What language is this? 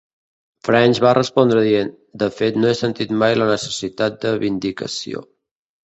Catalan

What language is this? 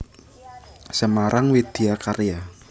Javanese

